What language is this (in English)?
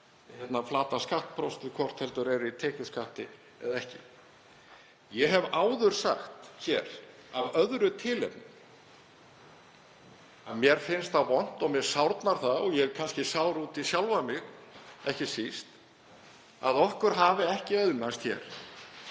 Icelandic